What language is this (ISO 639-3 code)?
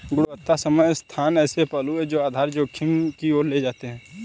hin